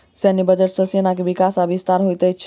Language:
Maithili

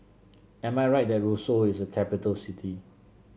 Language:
English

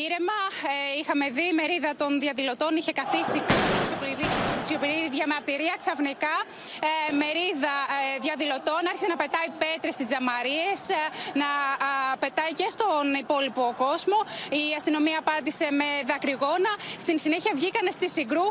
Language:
Greek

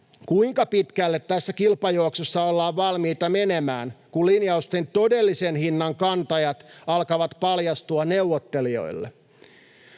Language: Finnish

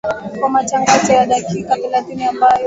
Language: Swahili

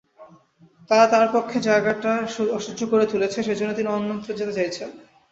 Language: Bangla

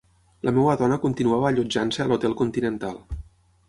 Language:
Catalan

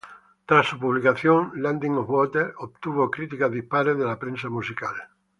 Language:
Spanish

